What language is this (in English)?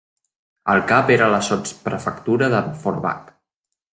Catalan